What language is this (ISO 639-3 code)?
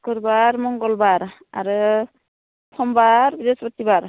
brx